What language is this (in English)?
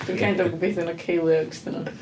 Welsh